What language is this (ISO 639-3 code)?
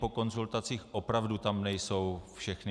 ces